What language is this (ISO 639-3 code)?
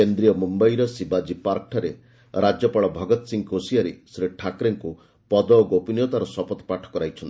ori